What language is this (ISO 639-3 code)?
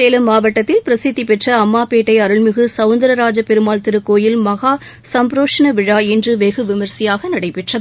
tam